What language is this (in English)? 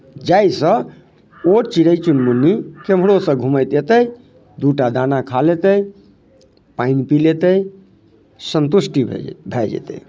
Maithili